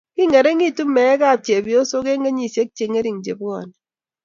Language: Kalenjin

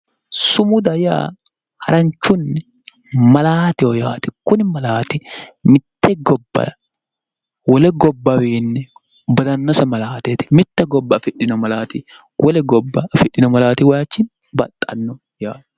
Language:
Sidamo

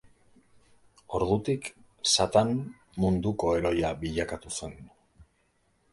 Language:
Basque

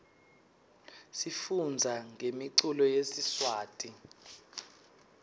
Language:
Swati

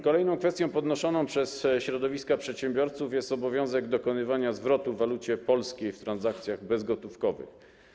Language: Polish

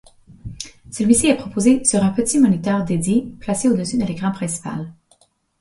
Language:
French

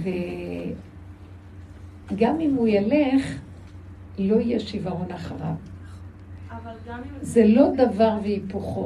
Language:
Hebrew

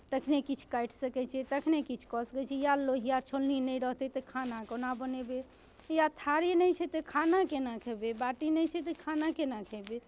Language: Maithili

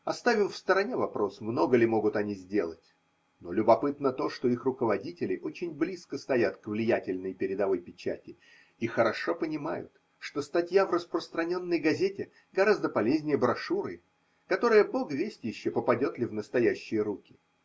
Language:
Russian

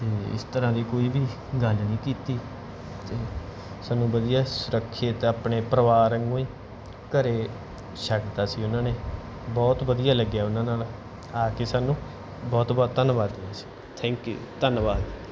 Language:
Punjabi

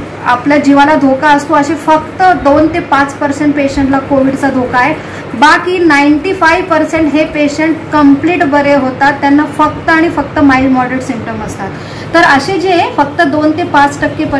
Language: Hindi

